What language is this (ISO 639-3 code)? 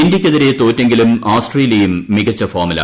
mal